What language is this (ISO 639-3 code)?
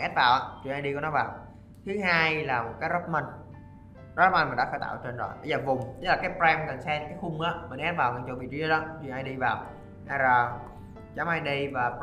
vie